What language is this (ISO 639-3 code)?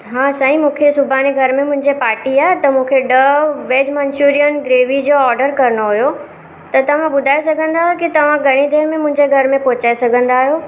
snd